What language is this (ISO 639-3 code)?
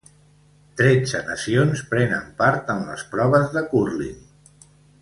cat